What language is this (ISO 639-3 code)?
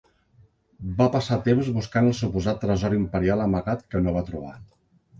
cat